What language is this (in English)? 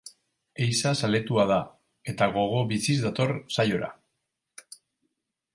Basque